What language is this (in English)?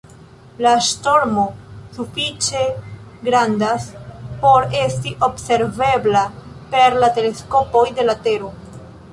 Esperanto